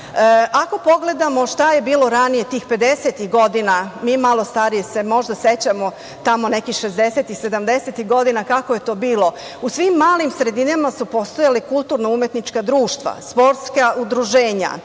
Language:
Serbian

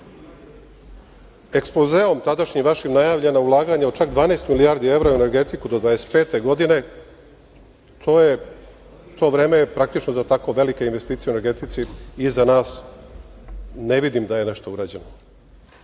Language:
Serbian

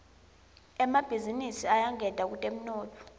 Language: Swati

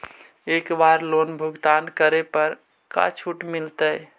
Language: Magahi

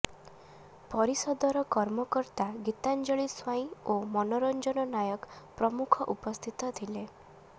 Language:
Odia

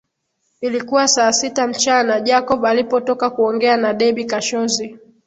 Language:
Swahili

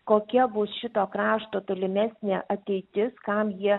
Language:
Lithuanian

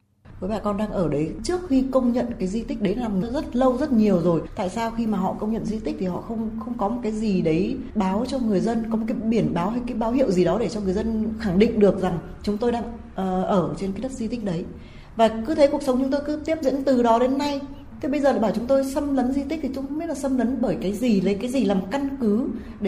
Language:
Vietnamese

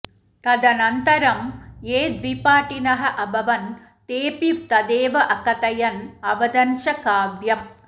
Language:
Sanskrit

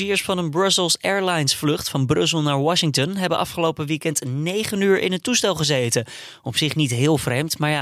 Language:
Dutch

